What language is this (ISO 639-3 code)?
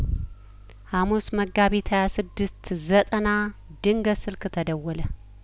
amh